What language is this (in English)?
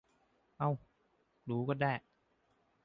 Thai